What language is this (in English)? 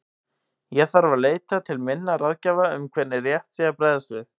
Icelandic